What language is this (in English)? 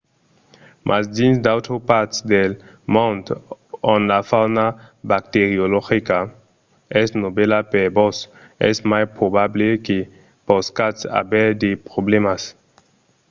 Occitan